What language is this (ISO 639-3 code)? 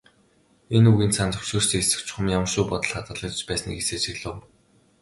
mon